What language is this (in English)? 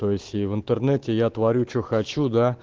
Russian